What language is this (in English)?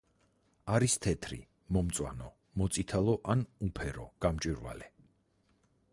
Georgian